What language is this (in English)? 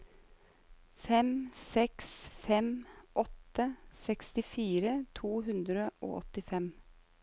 Norwegian